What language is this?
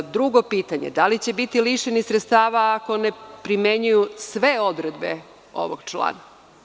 Serbian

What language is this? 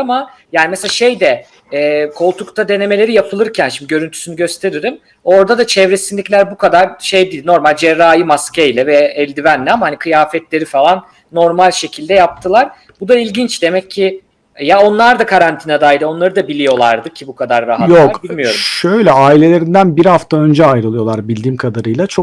Turkish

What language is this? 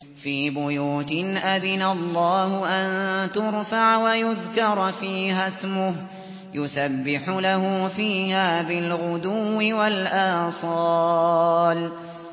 Arabic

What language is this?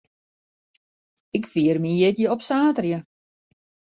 Western Frisian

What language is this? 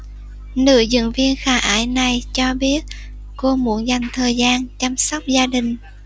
Vietnamese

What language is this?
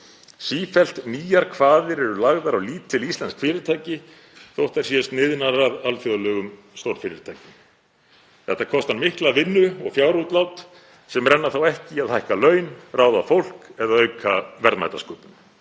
Icelandic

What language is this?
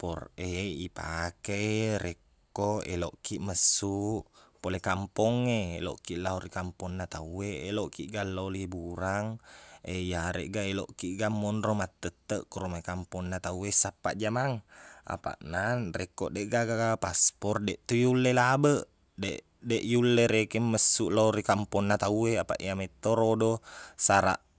Buginese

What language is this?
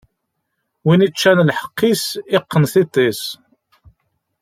Kabyle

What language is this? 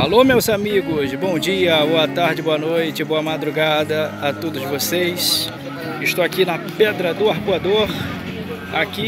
Portuguese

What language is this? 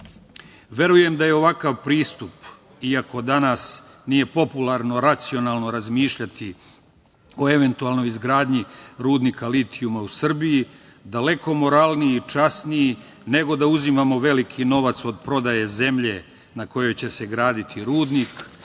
Serbian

